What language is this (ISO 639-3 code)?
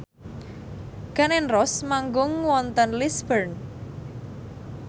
jav